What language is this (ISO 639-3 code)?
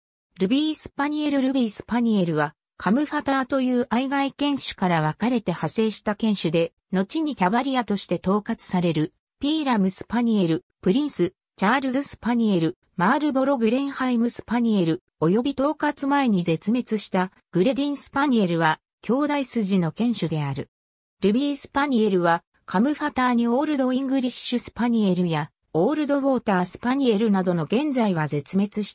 jpn